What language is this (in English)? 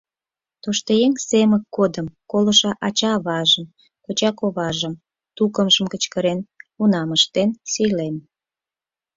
Mari